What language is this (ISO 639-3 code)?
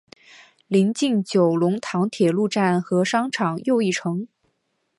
zho